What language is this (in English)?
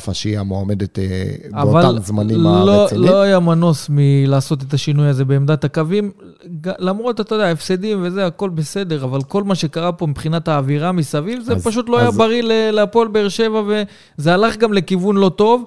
Hebrew